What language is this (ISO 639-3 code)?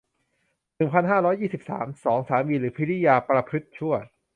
tha